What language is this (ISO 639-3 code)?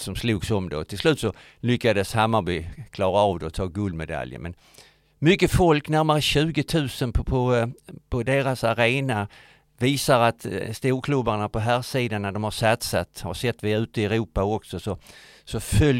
swe